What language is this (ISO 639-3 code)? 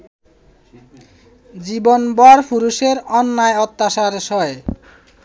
ben